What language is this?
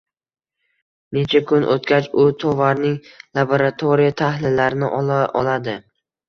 Uzbek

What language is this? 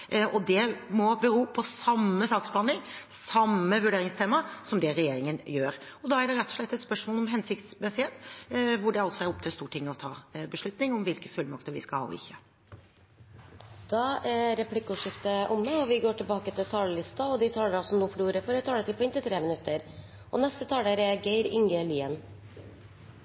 Norwegian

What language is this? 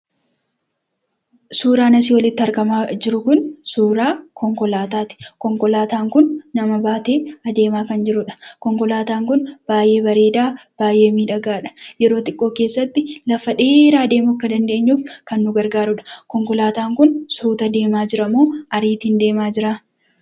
Oromo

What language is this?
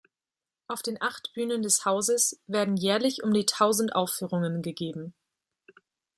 German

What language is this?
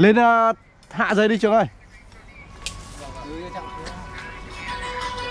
Vietnamese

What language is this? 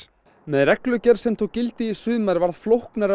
Icelandic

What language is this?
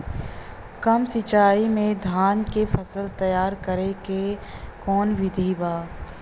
Bhojpuri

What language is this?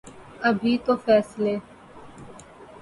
Urdu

